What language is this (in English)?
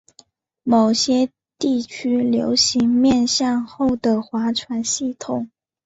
Chinese